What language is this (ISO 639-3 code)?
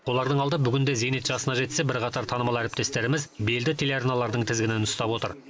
kaz